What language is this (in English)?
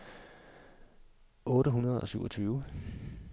Danish